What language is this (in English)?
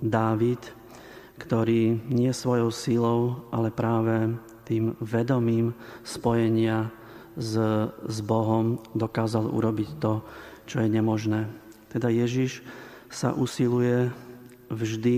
Slovak